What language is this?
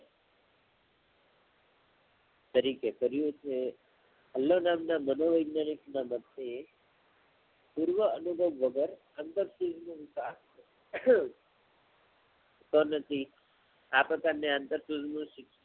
Gujarati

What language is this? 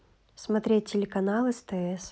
Russian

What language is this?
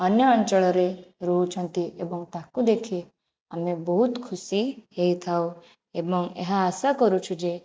Odia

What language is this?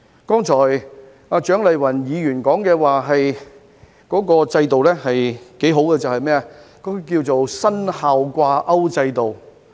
Cantonese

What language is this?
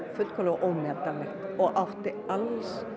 Icelandic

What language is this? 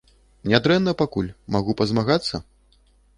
Belarusian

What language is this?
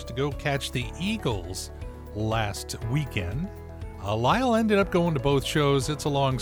English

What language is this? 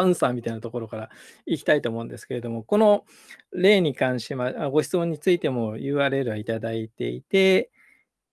Japanese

